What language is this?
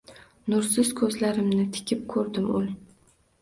Uzbek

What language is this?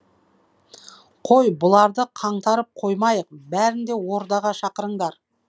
Kazakh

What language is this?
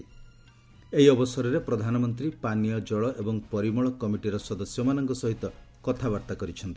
Odia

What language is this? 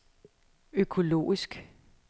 Danish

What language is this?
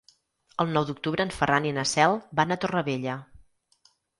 Catalan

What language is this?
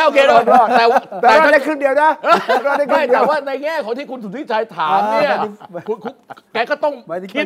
Thai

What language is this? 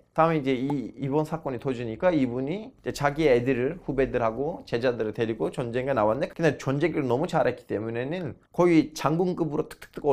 Korean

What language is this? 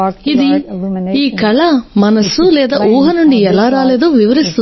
Telugu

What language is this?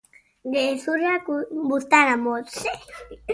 Basque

